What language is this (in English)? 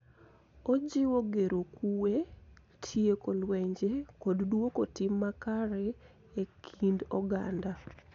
Luo (Kenya and Tanzania)